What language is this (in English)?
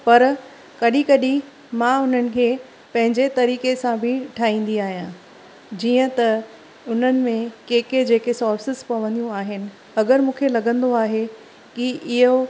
Sindhi